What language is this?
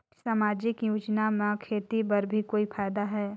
Chhattisgarhi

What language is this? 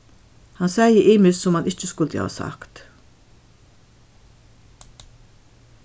Faroese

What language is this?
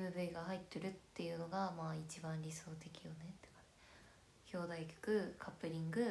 Japanese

